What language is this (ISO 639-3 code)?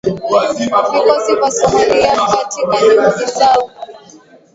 swa